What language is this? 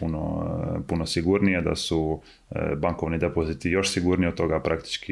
Croatian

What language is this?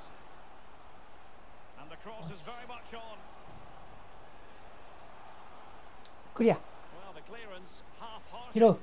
Japanese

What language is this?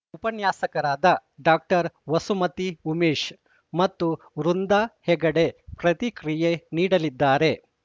Kannada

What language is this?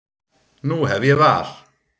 Icelandic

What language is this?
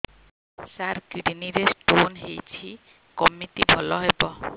Odia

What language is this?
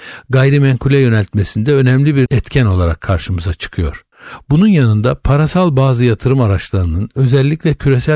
Turkish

